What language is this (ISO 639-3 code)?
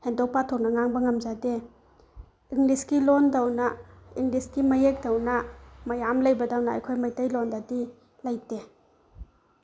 mni